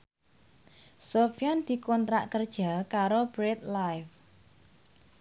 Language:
Javanese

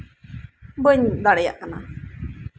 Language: Santali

